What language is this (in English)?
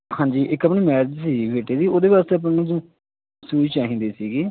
Punjabi